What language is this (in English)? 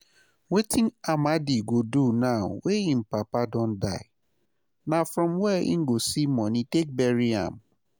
Nigerian Pidgin